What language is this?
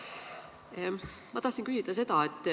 Estonian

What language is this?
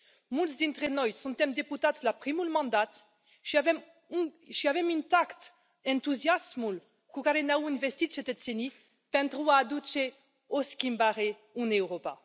Romanian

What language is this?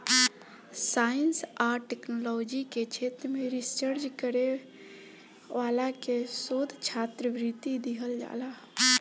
Bhojpuri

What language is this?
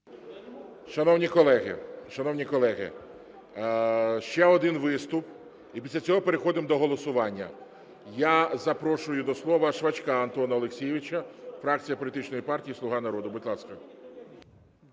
Ukrainian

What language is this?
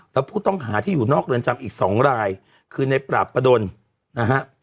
Thai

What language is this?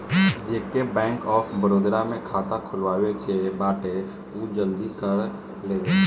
Bhojpuri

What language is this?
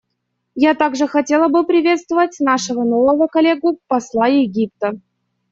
Russian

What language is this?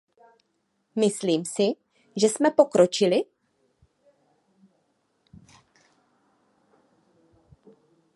Czech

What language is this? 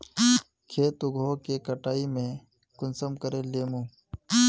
Magahi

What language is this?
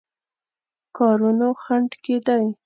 Pashto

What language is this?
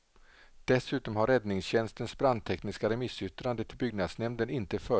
Swedish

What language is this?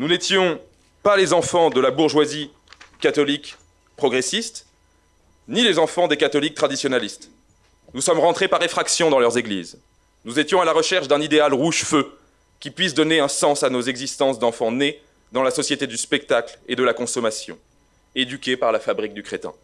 French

